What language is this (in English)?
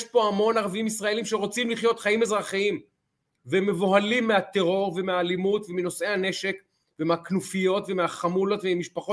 Hebrew